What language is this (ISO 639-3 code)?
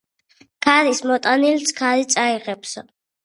kat